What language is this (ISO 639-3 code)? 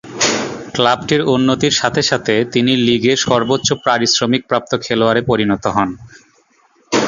ben